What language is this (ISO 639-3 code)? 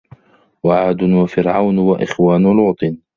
ara